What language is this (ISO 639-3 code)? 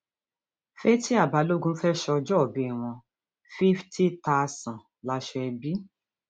yor